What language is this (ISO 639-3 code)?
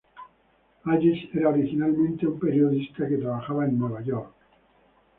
spa